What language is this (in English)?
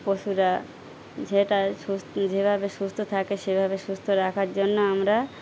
Bangla